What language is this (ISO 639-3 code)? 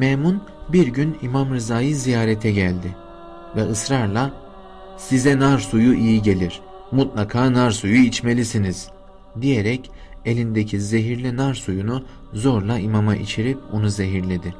tur